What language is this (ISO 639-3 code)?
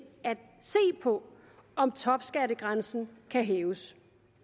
dan